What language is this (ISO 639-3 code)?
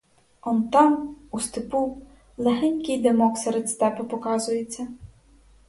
ukr